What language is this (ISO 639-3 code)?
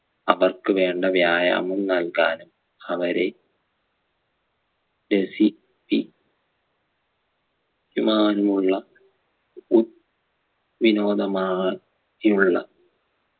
mal